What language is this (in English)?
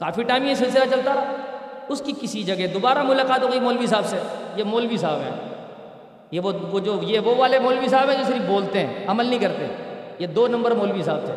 Urdu